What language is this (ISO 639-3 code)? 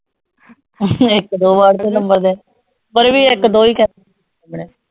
pan